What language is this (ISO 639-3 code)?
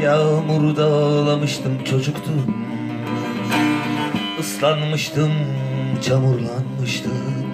tur